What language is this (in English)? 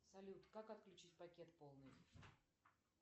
Russian